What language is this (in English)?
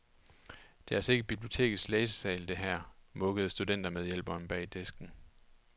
Danish